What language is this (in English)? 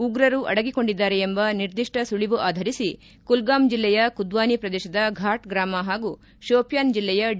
Kannada